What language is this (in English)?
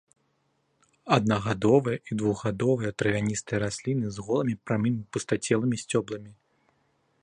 Belarusian